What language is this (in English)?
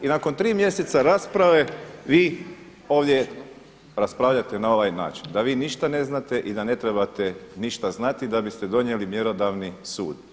Croatian